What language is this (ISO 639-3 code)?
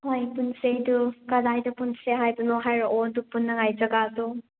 mni